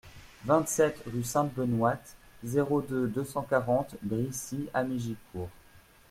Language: French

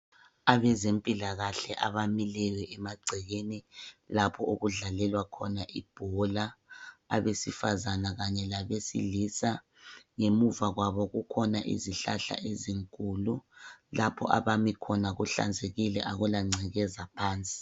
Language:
North Ndebele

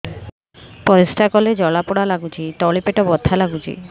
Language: Odia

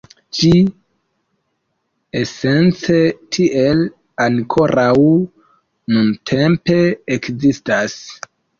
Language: Esperanto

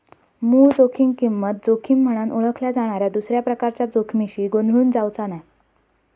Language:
Marathi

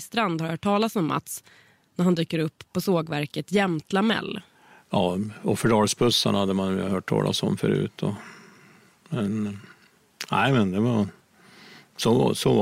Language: Swedish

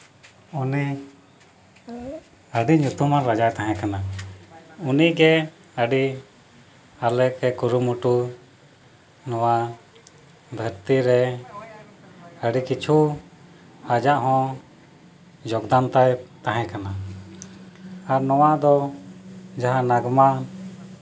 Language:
Santali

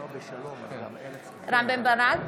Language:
Hebrew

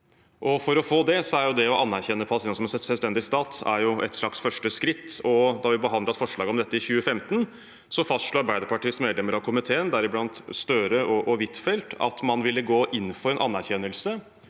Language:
Norwegian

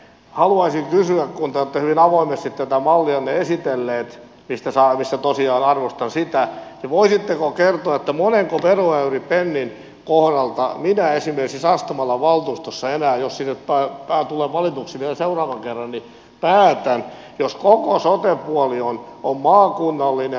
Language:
Finnish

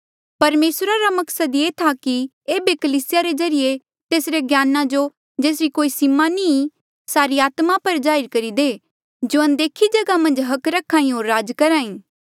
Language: Mandeali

